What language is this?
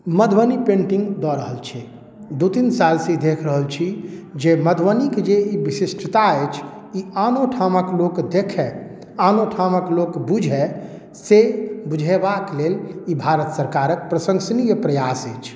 Maithili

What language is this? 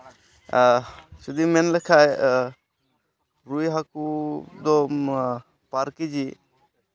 Santali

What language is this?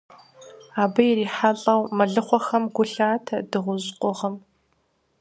Kabardian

